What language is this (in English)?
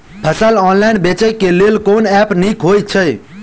Maithili